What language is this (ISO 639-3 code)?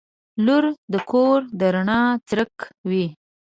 pus